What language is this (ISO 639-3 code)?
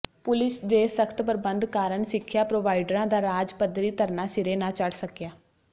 pan